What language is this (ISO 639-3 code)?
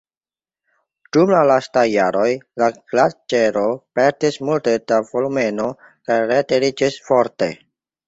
epo